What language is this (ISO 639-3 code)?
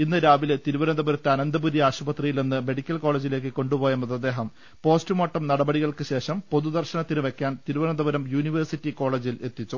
mal